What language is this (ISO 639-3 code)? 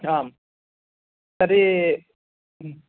san